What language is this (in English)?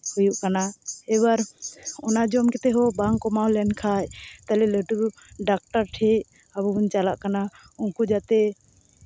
Santali